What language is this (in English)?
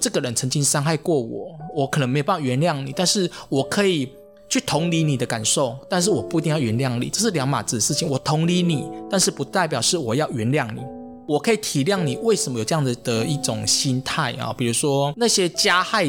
Chinese